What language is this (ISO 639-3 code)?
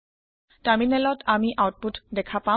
asm